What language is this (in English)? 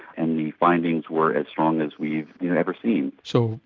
English